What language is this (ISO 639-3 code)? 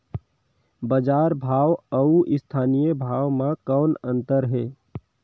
hne